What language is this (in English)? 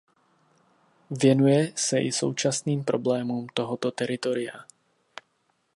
Czech